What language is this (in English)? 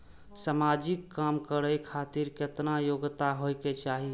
Maithili